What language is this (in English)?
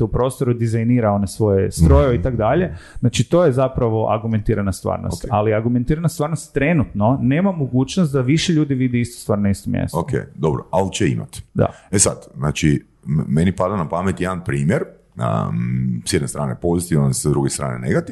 Croatian